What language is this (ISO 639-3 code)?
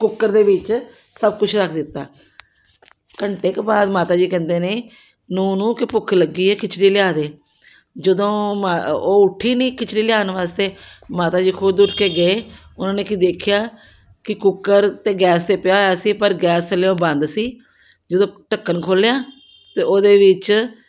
pan